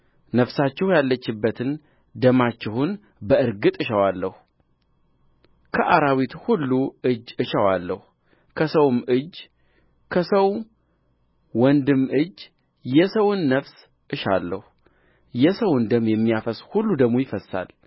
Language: Amharic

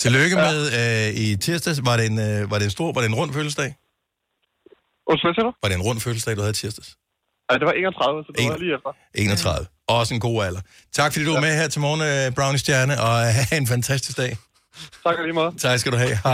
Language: Danish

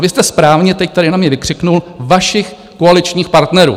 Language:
Czech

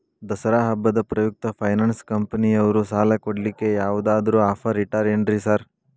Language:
Kannada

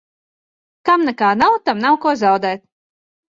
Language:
Latvian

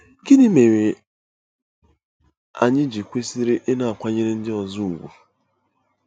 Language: Igbo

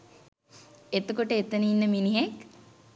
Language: Sinhala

